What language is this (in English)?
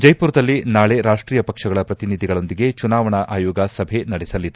Kannada